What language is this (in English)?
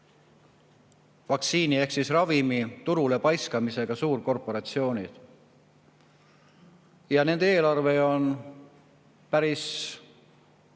Estonian